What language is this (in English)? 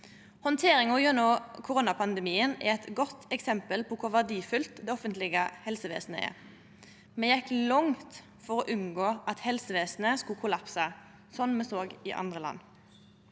Norwegian